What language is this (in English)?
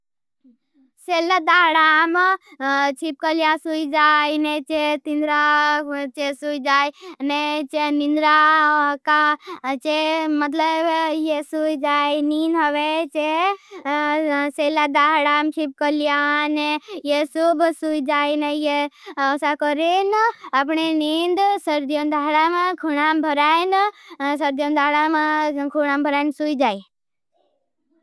Bhili